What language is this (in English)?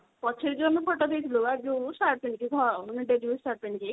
Odia